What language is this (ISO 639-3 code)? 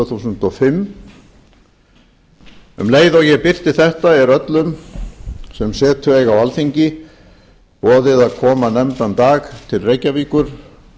isl